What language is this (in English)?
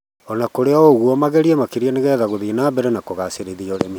Kikuyu